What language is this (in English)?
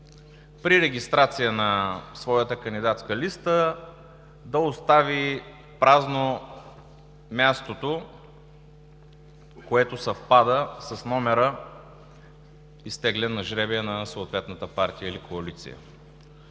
Bulgarian